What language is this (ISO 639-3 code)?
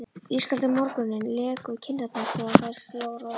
isl